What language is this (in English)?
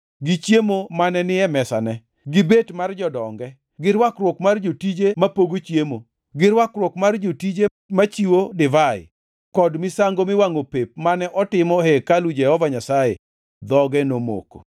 Luo (Kenya and Tanzania)